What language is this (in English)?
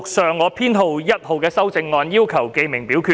Cantonese